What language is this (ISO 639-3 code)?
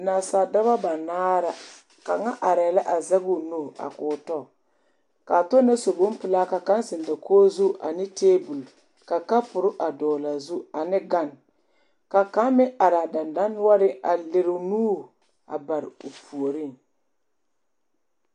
dga